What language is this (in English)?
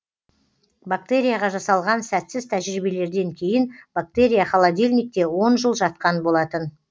Kazakh